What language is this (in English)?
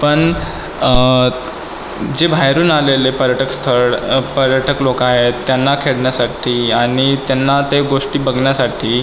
Marathi